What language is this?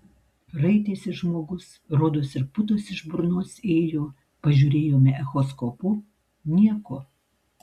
Lithuanian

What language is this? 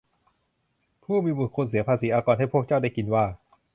Thai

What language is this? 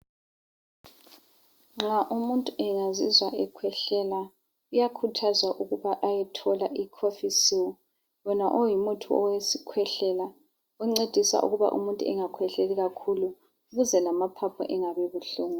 North Ndebele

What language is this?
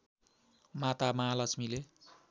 Nepali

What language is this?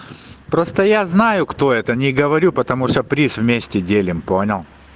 Russian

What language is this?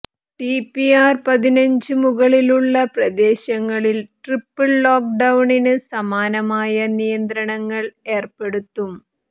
Malayalam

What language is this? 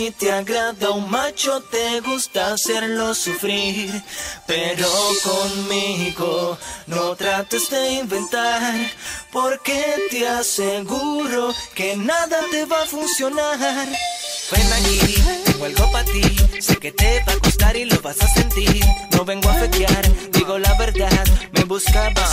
Spanish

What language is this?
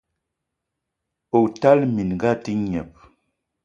Eton (Cameroon)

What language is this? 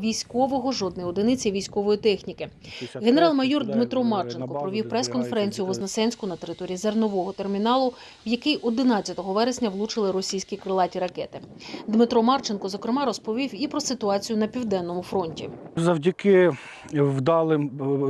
Ukrainian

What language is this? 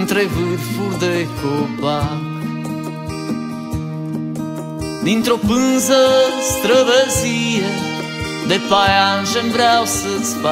Romanian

